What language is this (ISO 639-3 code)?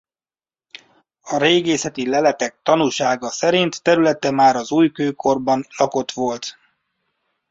hun